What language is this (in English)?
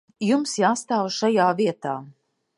Latvian